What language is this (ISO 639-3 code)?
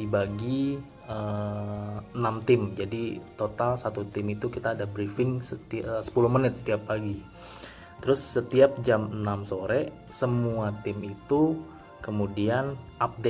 ind